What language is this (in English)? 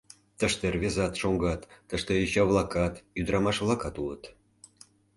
Mari